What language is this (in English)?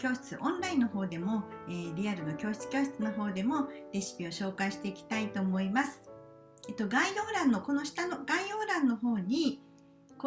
Japanese